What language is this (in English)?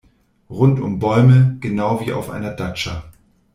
German